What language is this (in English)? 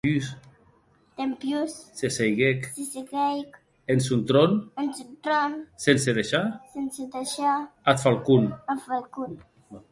Occitan